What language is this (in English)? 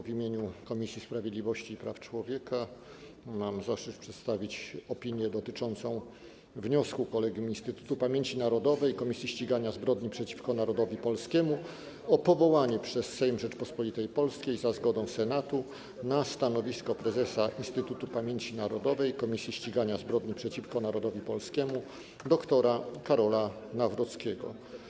Polish